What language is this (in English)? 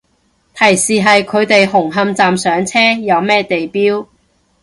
Cantonese